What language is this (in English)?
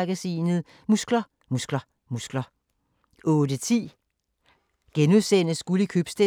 Danish